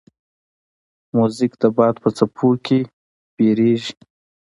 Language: Pashto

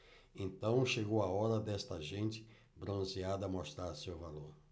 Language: Portuguese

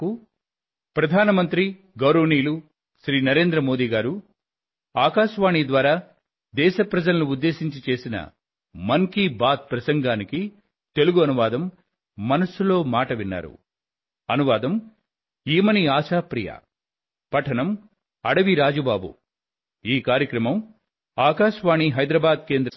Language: Telugu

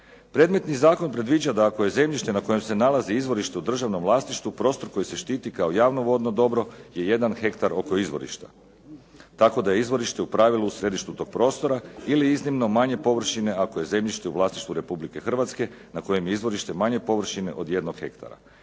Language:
Croatian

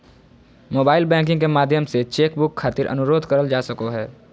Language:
Magahi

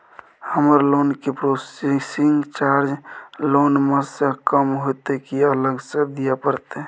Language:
Maithili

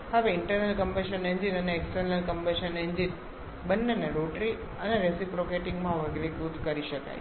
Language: Gujarati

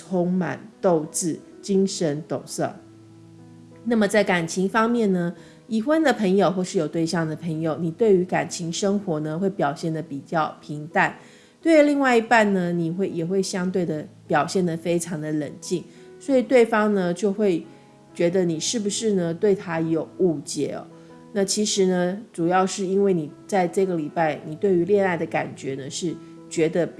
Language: Chinese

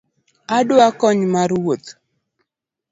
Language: Luo (Kenya and Tanzania)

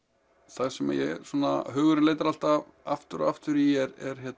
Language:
Icelandic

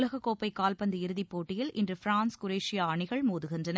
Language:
Tamil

